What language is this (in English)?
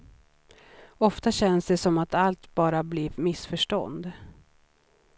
Swedish